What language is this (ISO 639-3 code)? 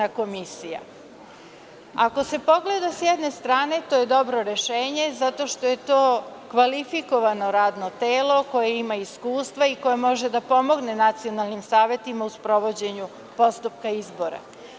srp